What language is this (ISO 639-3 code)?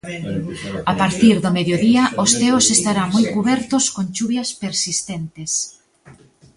glg